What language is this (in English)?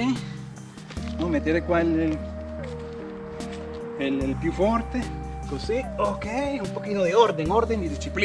Spanish